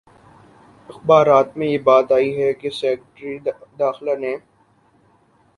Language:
Urdu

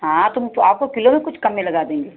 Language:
Hindi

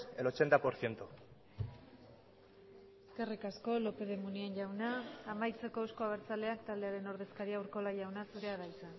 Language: Basque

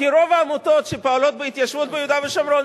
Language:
Hebrew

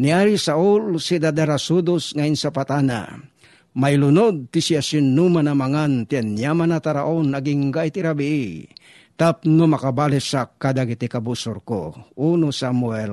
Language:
Filipino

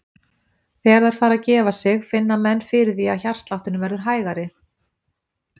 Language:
Icelandic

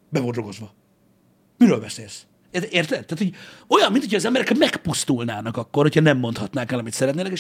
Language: Hungarian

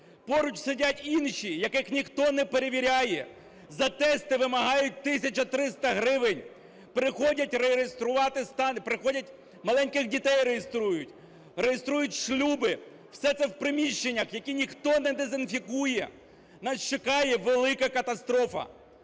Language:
Ukrainian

